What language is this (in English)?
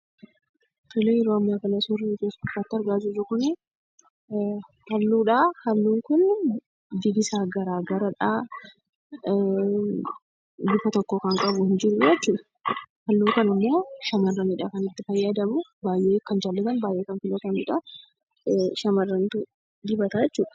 Oromo